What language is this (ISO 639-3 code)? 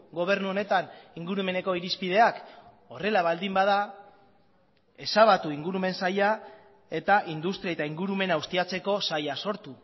eus